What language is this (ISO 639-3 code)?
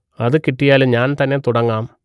mal